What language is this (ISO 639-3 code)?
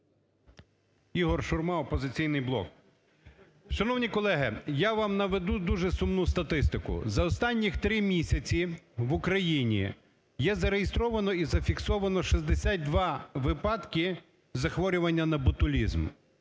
ukr